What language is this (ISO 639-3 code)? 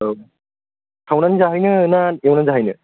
brx